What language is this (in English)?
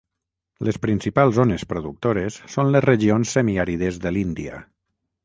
Catalan